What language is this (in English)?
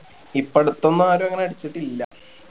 Malayalam